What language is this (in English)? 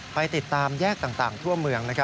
Thai